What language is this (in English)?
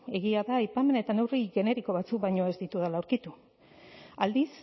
Basque